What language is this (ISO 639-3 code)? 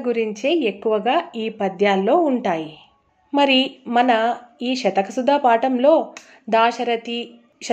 tel